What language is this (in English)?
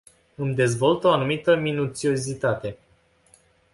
Romanian